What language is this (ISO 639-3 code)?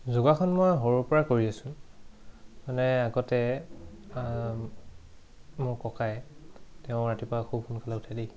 asm